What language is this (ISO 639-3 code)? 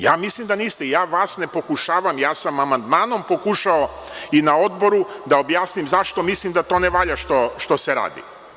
srp